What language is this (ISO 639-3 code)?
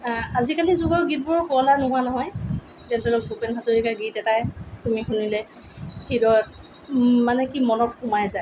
asm